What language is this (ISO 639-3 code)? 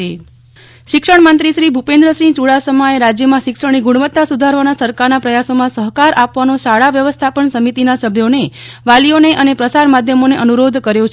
guj